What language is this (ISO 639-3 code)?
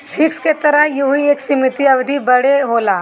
bho